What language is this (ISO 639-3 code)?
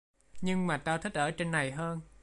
vie